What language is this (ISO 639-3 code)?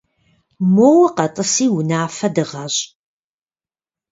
kbd